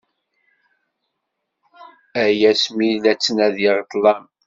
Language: Kabyle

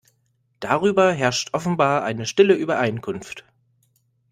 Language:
German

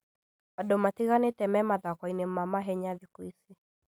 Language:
Kikuyu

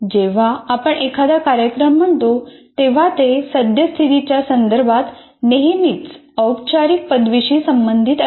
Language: Marathi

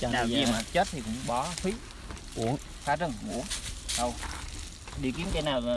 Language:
Vietnamese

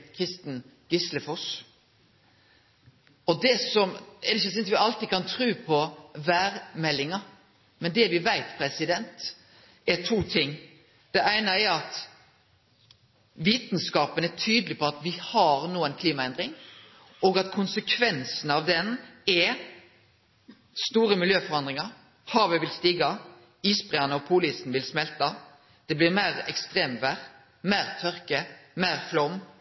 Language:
Norwegian Nynorsk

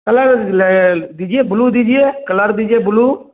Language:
Hindi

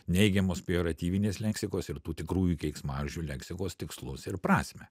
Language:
Lithuanian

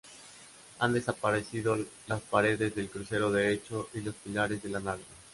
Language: Spanish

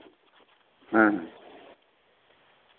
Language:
Santali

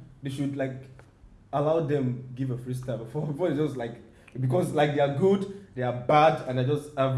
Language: Turkish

